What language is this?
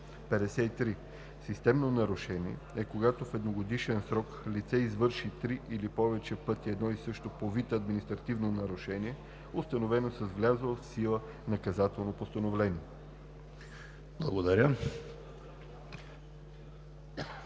Bulgarian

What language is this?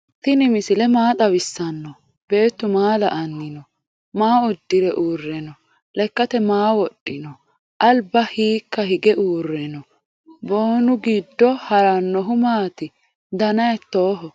Sidamo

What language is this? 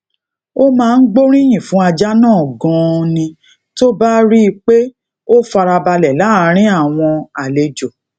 Yoruba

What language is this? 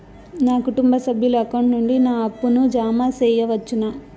Telugu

